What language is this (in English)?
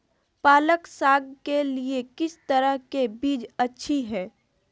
Magahi